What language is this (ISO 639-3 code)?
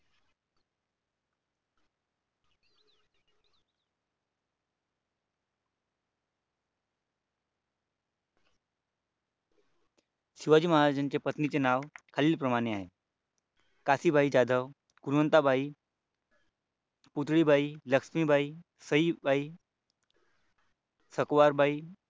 mar